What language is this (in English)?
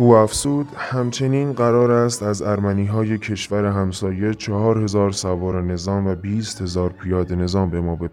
Persian